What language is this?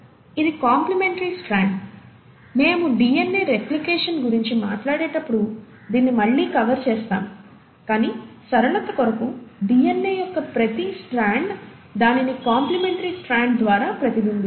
Telugu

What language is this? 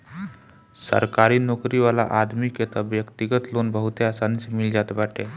Bhojpuri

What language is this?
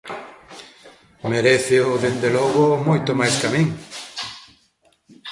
Galician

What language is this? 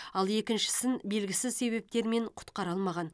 Kazakh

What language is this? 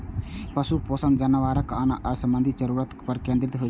Maithili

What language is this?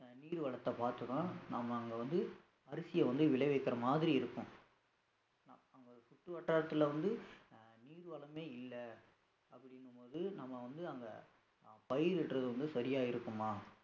Tamil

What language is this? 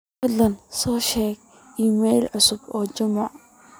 Somali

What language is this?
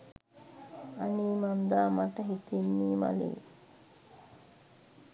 Sinhala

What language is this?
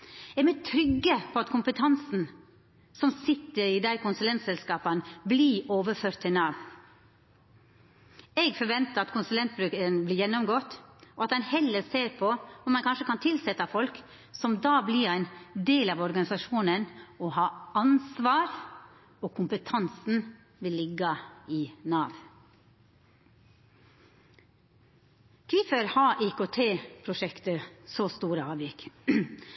Norwegian Nynorsk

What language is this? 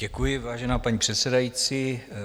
Czech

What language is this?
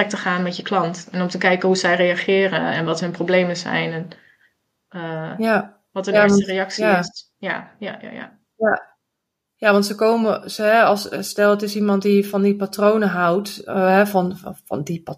Dutch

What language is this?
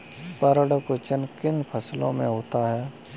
Hindi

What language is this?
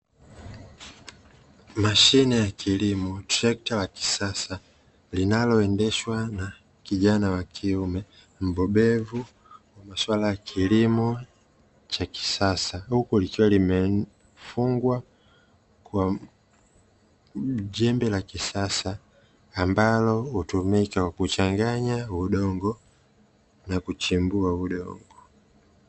Swahili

